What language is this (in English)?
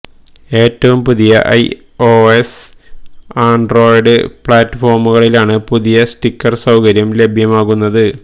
Malayalam